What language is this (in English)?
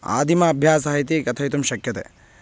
Sanskrit